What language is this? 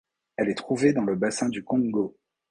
French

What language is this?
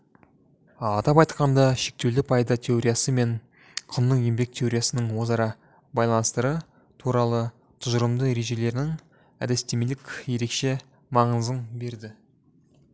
Kazakh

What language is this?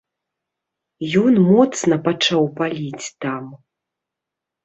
Belarusian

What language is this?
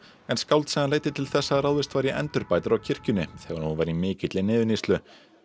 Icelandic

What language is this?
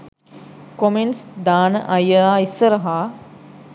Sinhala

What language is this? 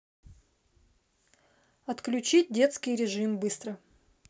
Russian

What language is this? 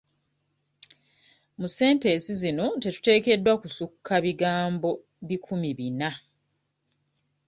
Ganda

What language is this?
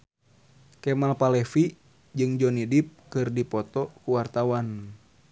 Sundanese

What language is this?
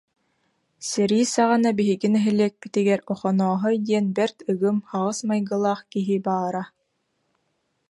Yakut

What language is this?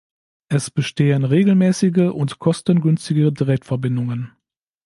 German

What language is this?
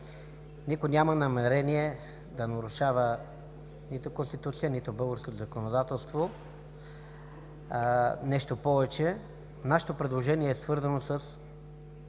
Bulgarian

